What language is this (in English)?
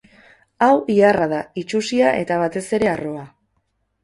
Basque